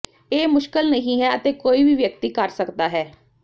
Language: Punjabi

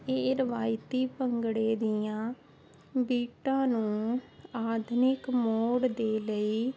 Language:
Punjabi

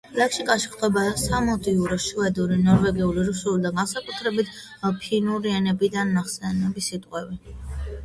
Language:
Georgian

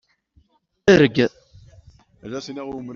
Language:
Kabyle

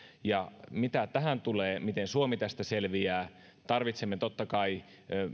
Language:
Finnish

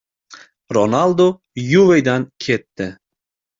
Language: Uzbek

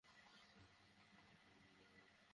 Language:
Bangla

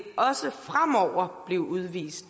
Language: Danish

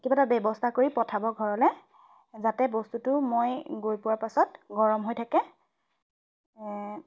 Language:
Assamese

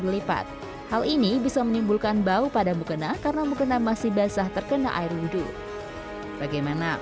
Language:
Indonesian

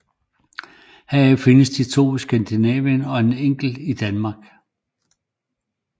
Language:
Danish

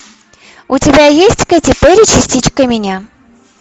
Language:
Russian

